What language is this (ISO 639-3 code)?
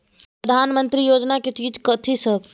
mai